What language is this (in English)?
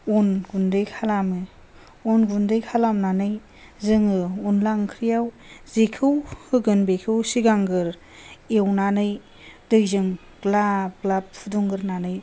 Bodo